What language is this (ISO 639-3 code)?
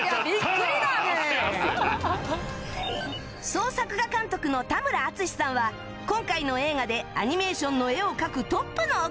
jpn